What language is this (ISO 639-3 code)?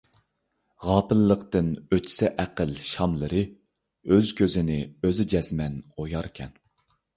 uig